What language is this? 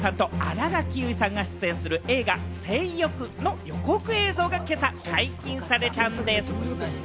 Japanese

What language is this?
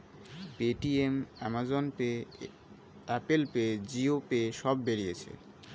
Bangla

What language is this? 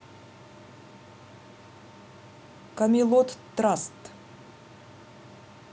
Russian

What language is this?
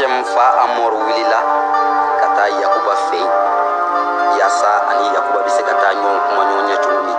Arabic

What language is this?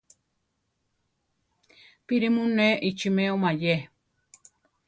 Central Tarahumara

